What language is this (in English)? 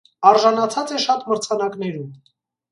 Armenian